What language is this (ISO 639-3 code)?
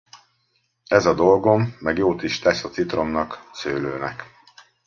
hun